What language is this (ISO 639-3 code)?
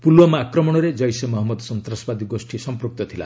ori